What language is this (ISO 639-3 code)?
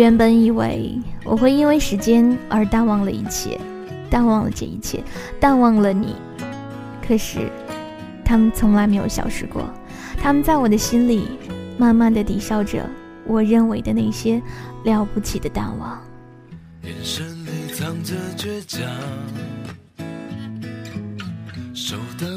zho